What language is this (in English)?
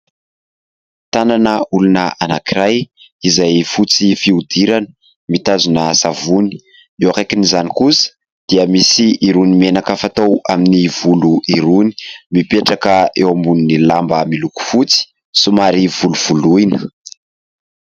Malagasy